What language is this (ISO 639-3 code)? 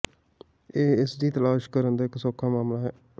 pan